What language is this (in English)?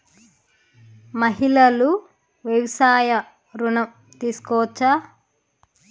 Telugu